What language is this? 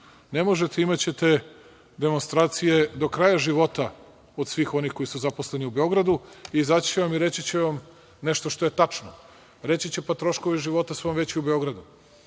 Serbian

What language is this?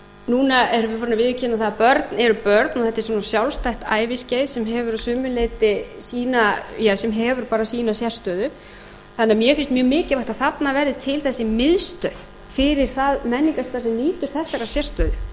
Icelandic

